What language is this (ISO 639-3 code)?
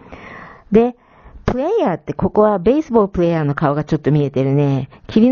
jpn